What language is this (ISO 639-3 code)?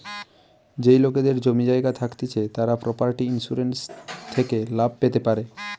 ben